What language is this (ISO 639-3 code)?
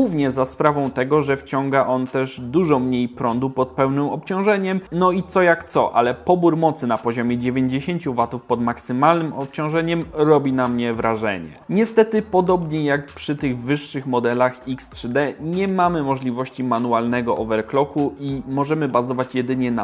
pol